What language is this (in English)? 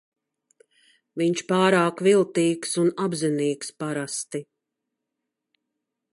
Latvian